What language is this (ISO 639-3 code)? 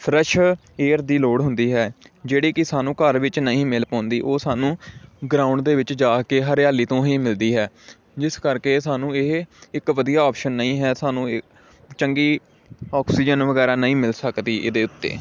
pan